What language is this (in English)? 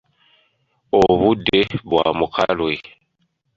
Ganda